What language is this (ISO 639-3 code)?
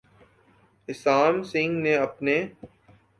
urd